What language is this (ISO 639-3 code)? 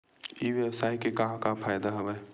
hne